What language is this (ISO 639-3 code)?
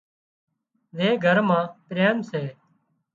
kxp